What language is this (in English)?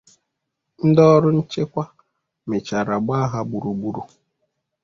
Igbo